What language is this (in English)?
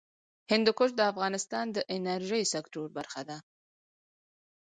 Pashto